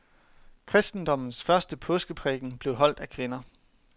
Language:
Danish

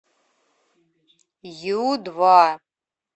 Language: Russian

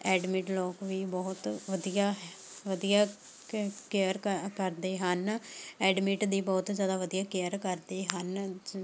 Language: Punjabi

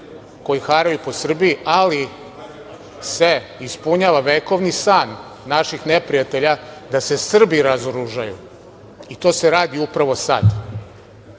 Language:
Serbian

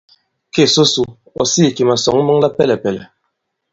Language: Bankon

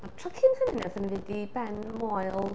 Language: Welsh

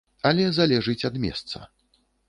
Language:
Belarusian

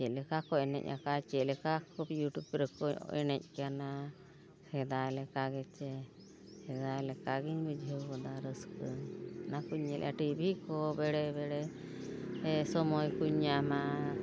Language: Santali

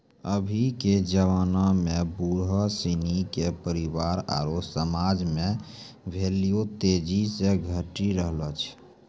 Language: Maithili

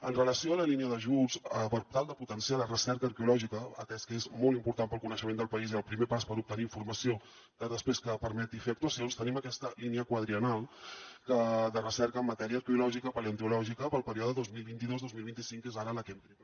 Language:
Catalan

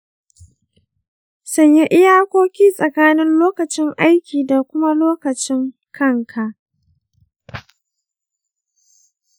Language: Hausa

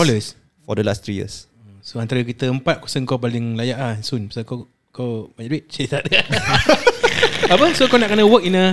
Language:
Malay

